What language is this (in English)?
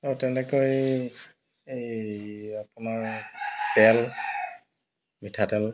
Assamese